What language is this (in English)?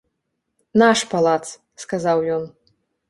Belarusian